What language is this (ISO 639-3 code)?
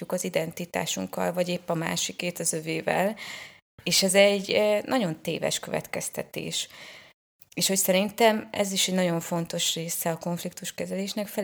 hun